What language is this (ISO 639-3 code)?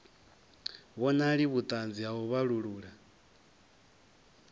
ven